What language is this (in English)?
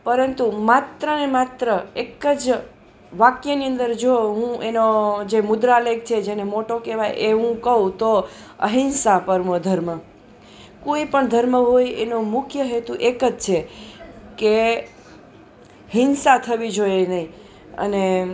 Gujarati